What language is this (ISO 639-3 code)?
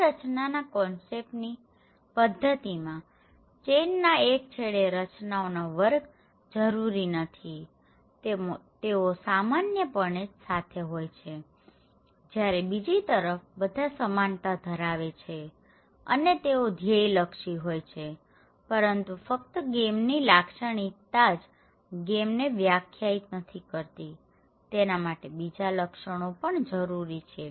guj